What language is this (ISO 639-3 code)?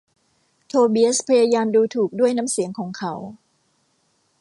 tha